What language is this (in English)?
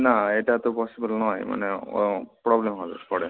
Bangla